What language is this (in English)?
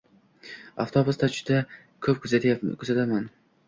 Uzbek